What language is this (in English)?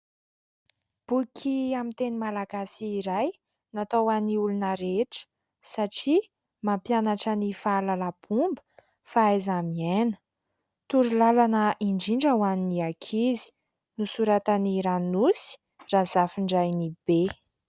Malagasy